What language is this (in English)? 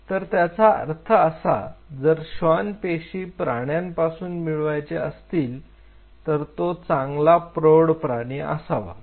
Marathi